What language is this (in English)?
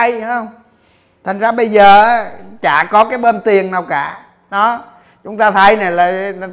Vietnamese